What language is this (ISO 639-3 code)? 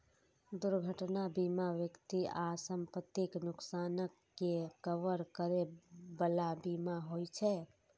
mai